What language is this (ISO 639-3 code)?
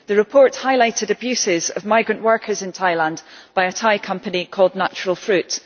eng